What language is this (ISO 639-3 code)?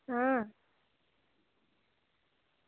doi